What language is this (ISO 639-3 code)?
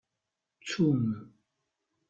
kab